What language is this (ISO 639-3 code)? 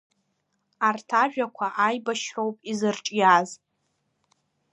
abk